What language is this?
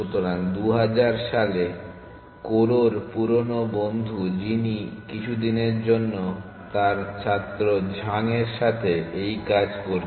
Bangla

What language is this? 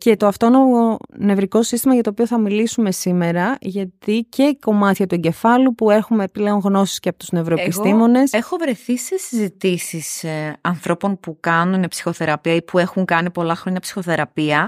Greek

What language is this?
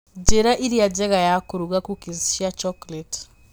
Kikuyu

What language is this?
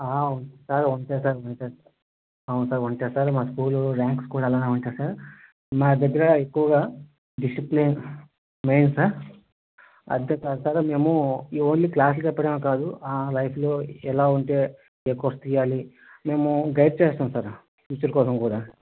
Telugu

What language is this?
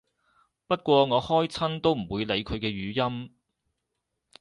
Cantonese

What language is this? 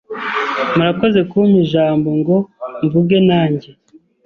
Kinyarwanda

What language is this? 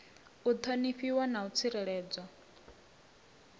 Venda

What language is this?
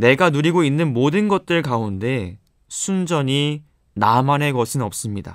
Korean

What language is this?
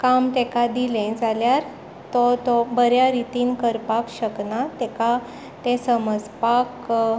Konkani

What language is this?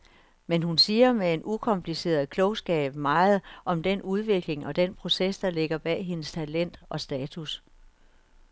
Danish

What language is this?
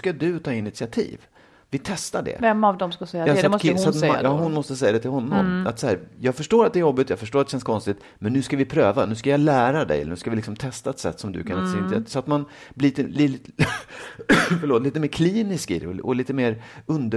Swedish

